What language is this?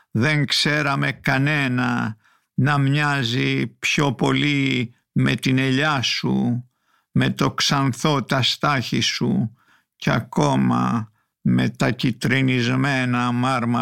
Greek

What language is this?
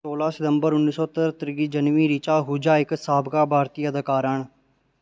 Dogri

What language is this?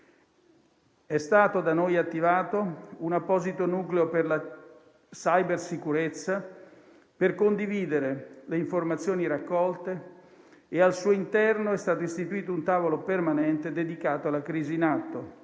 Italian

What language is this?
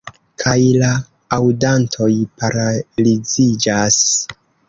Esperanto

